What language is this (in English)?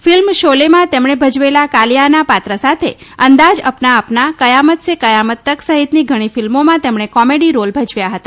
Gujarati